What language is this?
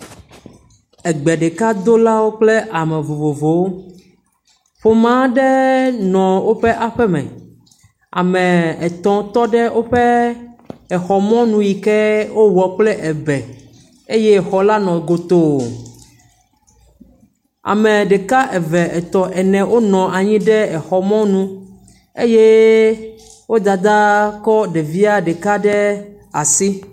Ewe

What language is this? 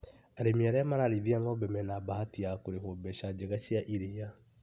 Kikuyu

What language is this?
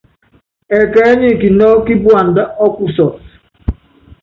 Yangben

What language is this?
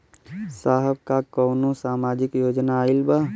Bhojpuri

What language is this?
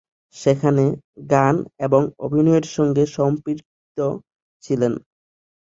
Bangla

